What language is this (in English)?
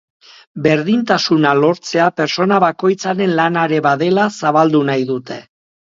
Basque